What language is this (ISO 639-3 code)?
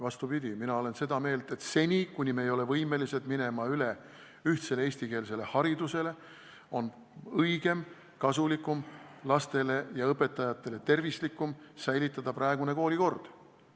est